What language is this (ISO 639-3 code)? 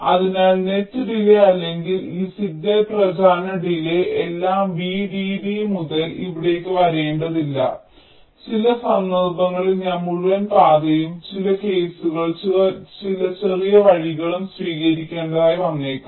mal